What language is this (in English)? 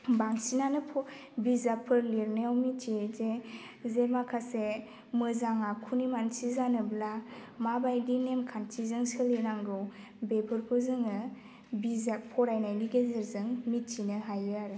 Bodo